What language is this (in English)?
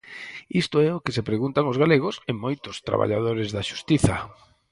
Galician